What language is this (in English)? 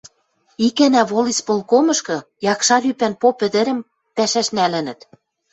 Western Mari